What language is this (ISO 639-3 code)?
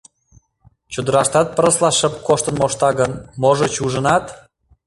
chm